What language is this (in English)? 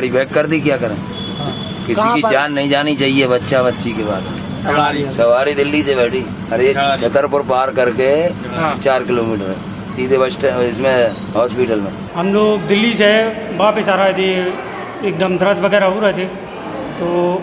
Hindi